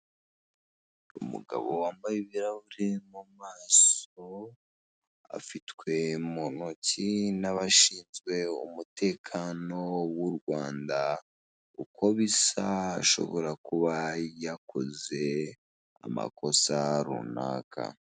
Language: Kinyarwanda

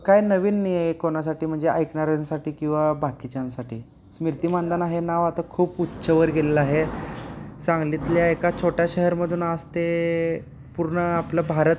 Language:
Marathi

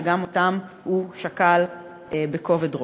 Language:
Hebrew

